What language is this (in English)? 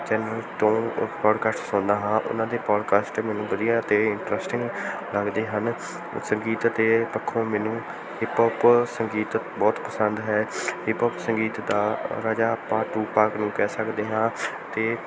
Punjabi